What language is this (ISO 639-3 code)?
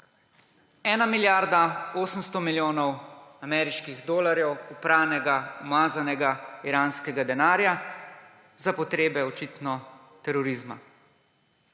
slv